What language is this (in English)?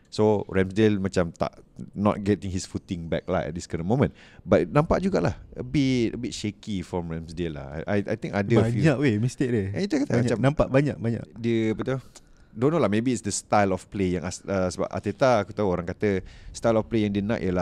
Malay